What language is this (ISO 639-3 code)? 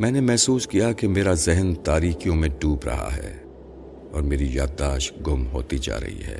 urd